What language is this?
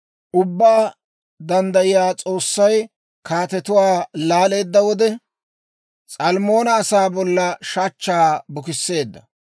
Dawro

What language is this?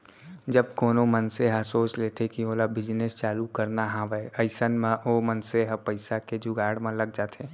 Chhattisgarhi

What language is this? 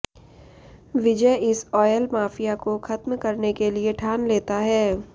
Hindi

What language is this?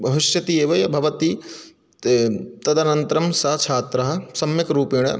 Sanskrit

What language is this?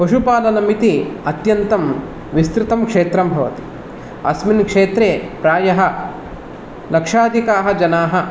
Sanskrit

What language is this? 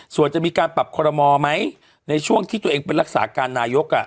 Thai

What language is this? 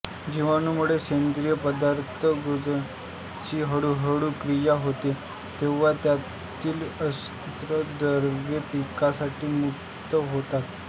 Marathi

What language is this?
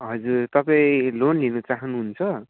Nepali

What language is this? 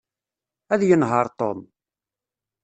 Kabyle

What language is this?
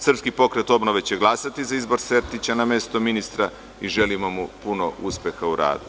Serbian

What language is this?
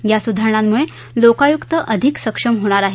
Marathi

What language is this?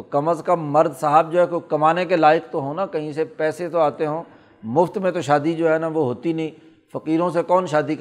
Urdu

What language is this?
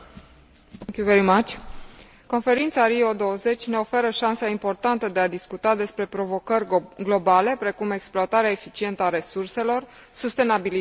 Romanian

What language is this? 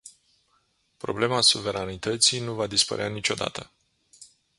Romanian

